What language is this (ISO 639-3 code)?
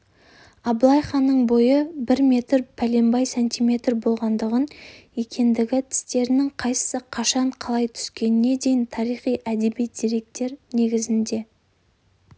kaz